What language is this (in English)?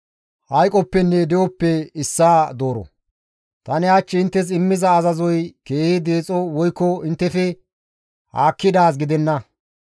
Gamo